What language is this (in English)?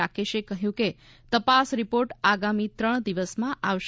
Gujarati